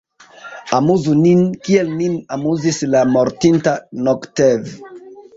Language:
Esperanto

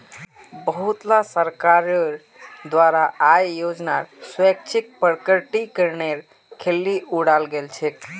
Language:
Magahi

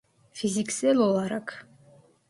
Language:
Turkish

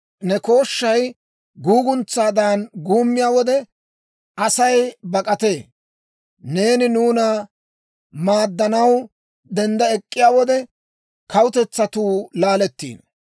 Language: Dawro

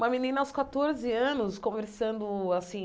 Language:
Portuguese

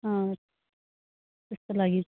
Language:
Nepali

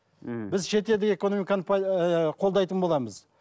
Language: Kazakh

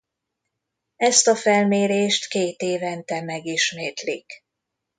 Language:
Hungarian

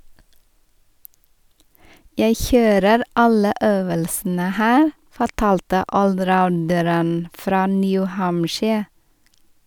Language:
Norwegian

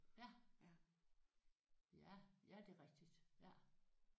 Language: Danish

